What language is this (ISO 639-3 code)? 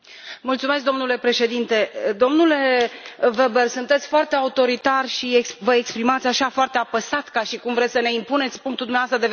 ron